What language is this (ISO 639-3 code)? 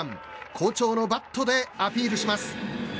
jpn